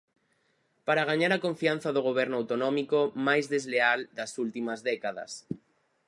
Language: Galician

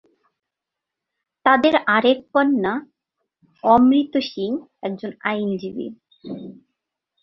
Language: Bangla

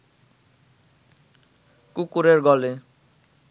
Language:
Bangla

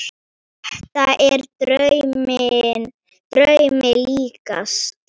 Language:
Icelandic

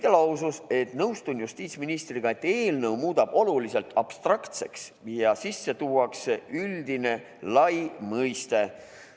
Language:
Estonian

